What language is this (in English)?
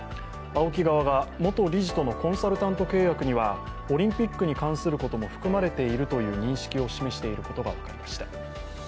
Japanese